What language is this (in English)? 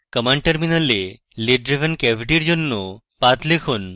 Bangla